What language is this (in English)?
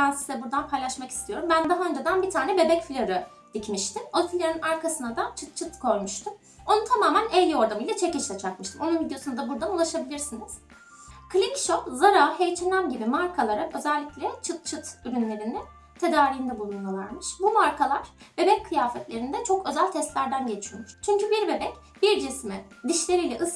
Turkish